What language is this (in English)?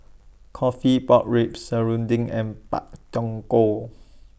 English